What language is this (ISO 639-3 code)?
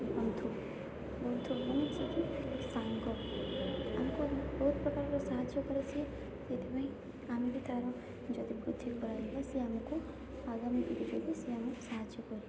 ori